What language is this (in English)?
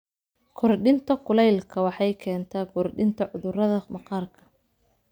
Somali